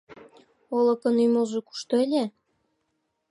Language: Mari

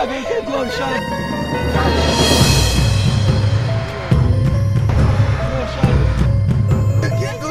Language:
Hungarian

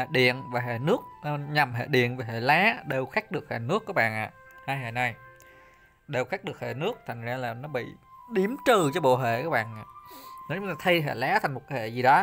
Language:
Vietnamese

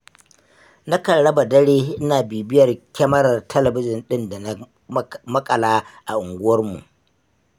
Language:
Hausa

